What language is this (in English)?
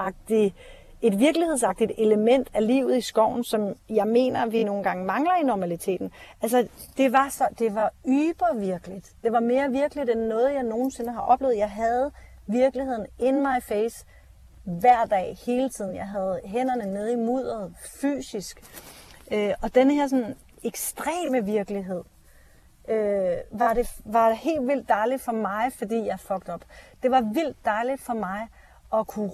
Danish